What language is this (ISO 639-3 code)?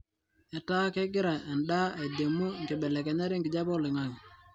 mas